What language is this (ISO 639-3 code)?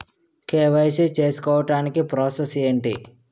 tel